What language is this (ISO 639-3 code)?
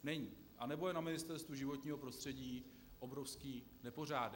ces